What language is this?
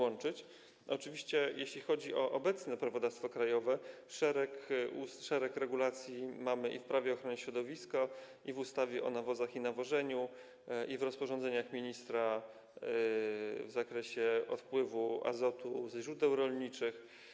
Polish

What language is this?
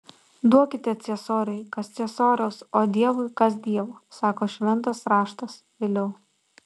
Lithuanian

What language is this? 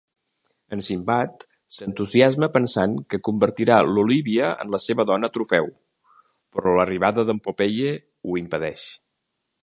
Catalan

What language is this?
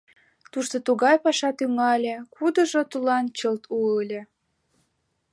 Mari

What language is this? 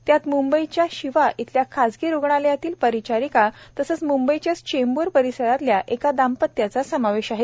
Marathi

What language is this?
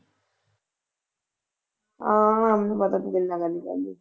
Punjabi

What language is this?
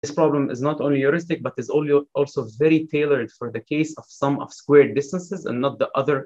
Hebrew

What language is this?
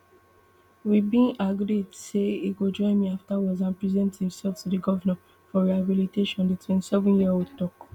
Nigerian Pidgin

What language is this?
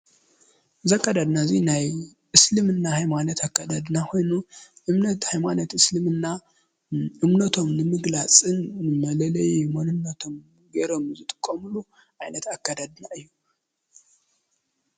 Tigrinya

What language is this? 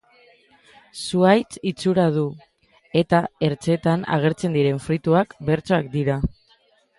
Basque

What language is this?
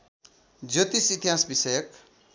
Nepali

